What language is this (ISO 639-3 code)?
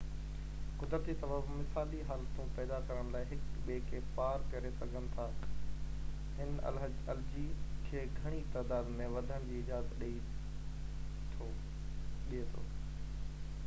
snd